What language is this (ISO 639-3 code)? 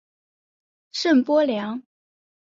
zho